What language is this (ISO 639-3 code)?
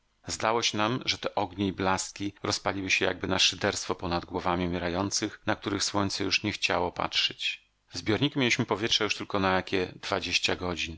pol